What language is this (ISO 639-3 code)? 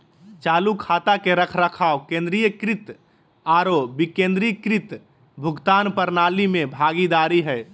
mag